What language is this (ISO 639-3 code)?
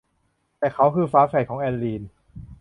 tha